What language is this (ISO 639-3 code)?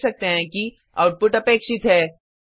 hin